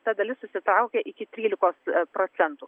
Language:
Lithuanian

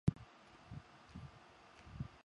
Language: Chinese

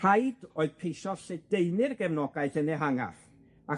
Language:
Welsh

